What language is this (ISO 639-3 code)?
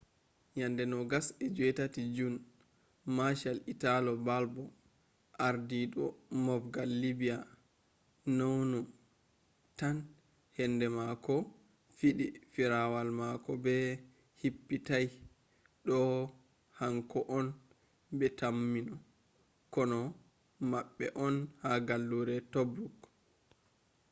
ful